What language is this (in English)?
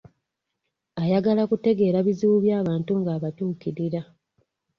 Ganda